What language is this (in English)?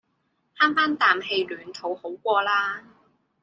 Cantonese